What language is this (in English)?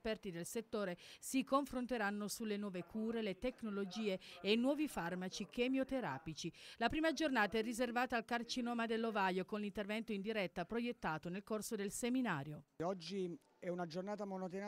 Italian